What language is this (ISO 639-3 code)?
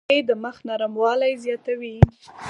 pus